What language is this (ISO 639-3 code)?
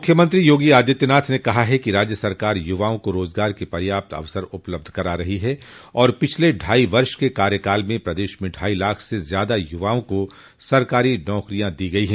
hin